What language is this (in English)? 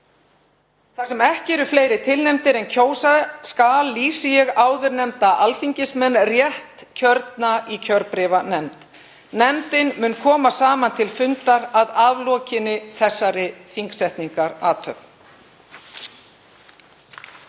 Icelandic